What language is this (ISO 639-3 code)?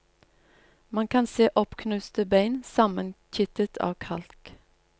nor